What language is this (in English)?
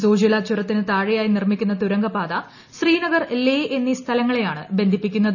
Malayalam